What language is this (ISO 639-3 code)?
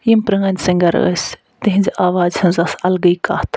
kas